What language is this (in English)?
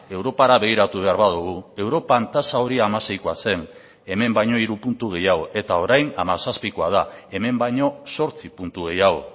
Basque